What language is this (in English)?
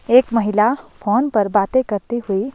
Hindi